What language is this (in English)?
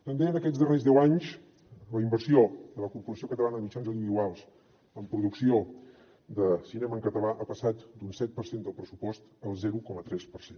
Catalan